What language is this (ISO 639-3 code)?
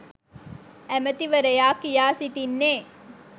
sin